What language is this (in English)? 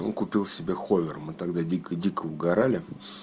Russian